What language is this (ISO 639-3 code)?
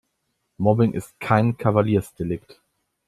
deu